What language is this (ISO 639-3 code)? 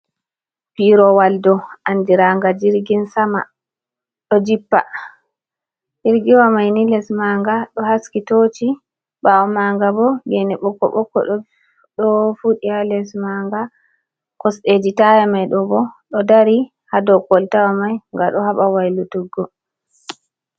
ful